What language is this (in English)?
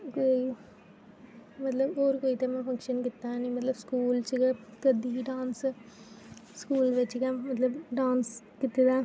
Dogri